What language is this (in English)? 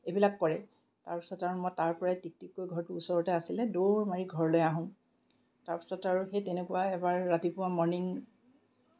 Assamese